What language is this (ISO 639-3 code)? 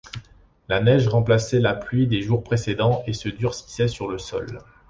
fra